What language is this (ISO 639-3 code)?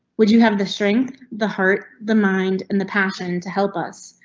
eng